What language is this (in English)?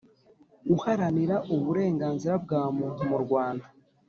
Kinyarwanda